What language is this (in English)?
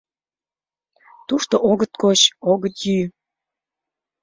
Mari